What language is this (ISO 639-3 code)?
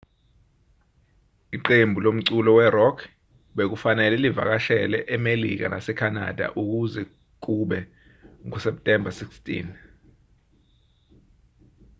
zul